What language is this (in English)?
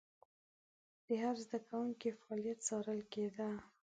Pashto